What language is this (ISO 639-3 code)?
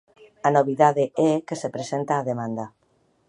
glg